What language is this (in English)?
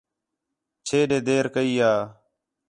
Khetrani